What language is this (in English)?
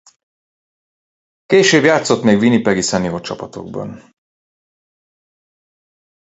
Hungarian